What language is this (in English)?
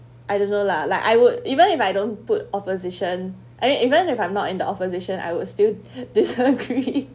English